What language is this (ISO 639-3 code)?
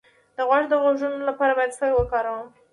pus